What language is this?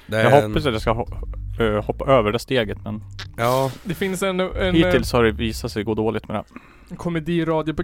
Swedish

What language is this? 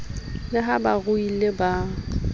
Southern Sotho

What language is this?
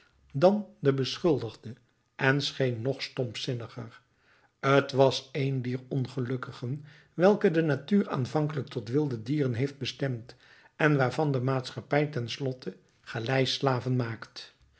Dutch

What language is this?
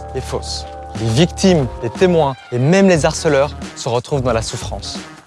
French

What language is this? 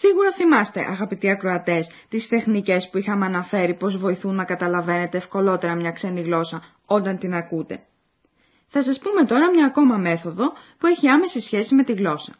Greek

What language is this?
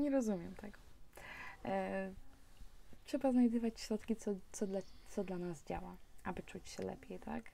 Polish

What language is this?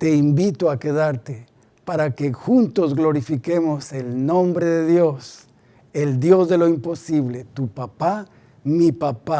Spanish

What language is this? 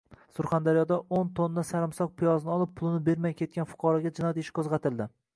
Uzbek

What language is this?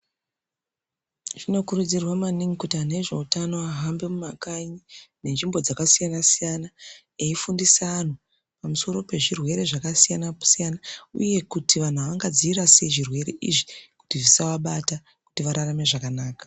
Ndau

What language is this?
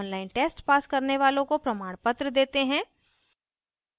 Hindi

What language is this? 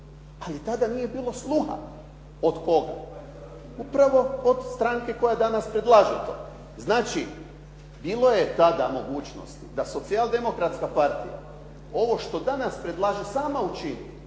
Croatian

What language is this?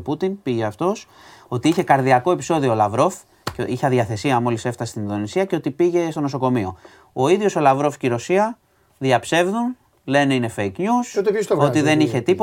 Greek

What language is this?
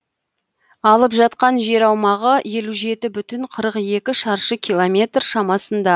Kazakh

